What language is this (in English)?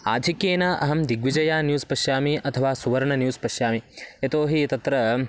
Sanskrit